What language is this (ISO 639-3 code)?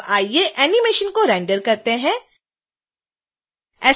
hin